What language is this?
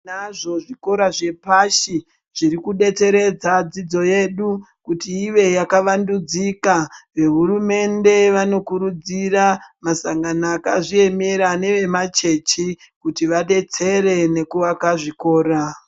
Ndau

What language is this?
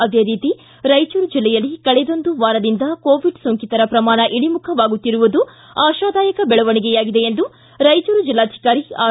Kannada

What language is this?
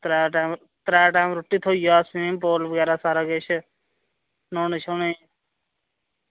Dogri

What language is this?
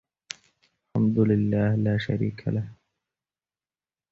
Arabic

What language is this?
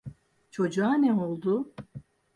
Turkish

